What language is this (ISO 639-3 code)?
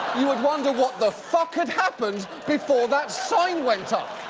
eng